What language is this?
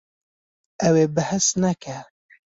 Kurdish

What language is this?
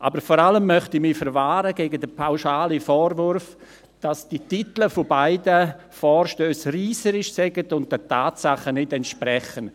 Swiss German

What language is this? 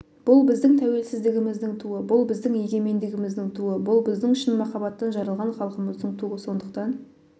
Kazakh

